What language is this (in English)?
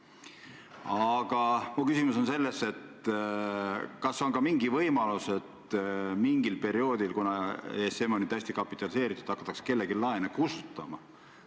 Estonian